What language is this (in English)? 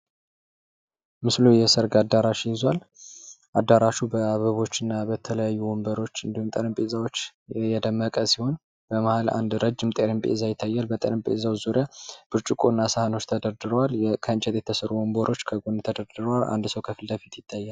Amharic